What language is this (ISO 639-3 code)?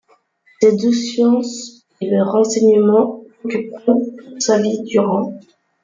fra